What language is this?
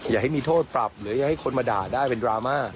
Thai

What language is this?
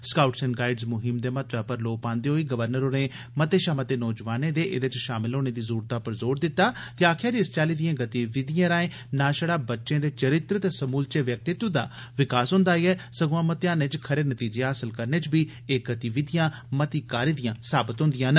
Dogri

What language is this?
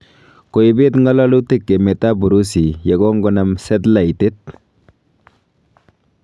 Kalenjin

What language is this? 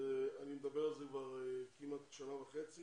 Hebrew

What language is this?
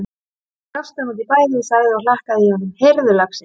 Icelandic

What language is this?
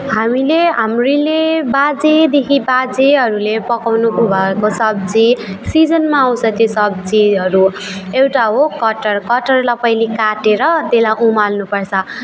Nepali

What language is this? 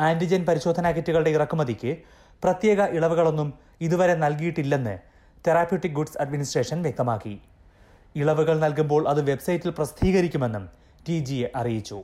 Malayalam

